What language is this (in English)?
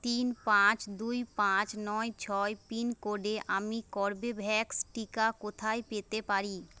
Bangla